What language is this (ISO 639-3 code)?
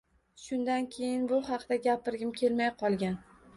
uzb